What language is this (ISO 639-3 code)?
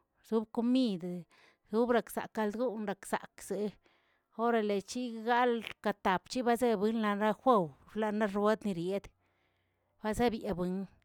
zts